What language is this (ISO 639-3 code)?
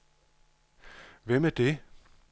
dan